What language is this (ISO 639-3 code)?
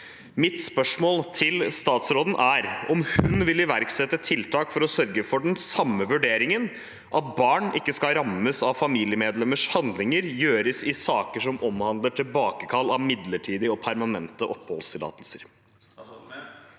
nor